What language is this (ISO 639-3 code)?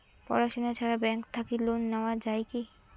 ben